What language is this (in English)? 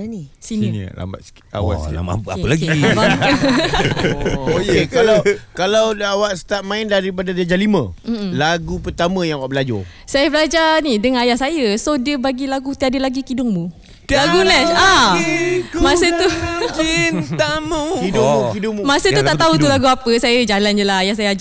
Malay